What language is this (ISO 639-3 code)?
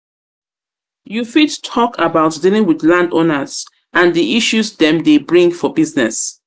pcm